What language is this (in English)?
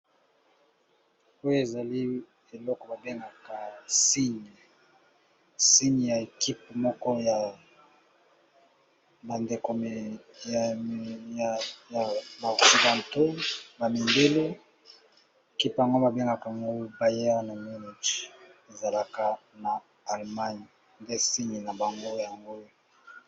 Lingala